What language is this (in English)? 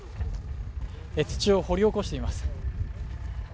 Japanese